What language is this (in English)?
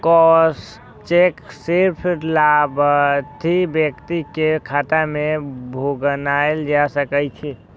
Maithili